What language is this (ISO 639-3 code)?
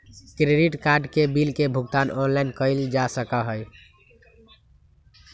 mag